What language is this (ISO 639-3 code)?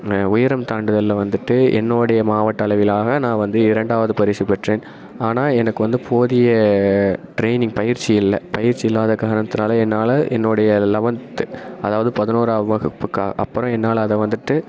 tam